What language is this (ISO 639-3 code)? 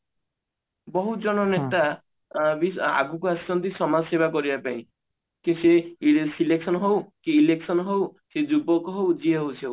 ori